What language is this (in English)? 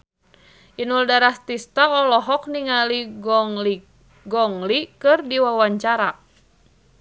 Sundanese